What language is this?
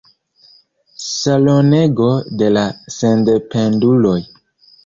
Esperanto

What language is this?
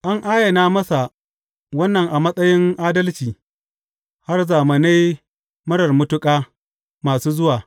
Hausa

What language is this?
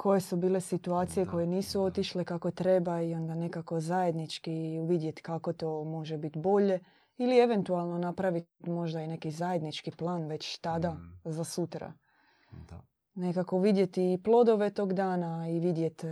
Croatian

